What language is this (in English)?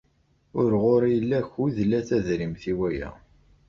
Kabyle